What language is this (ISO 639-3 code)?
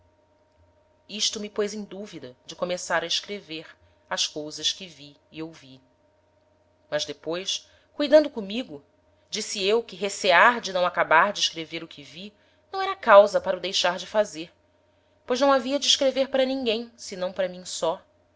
por